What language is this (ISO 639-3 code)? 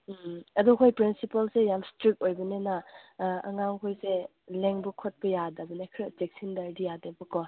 mni